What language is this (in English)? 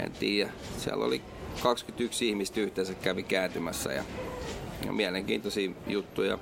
Finnish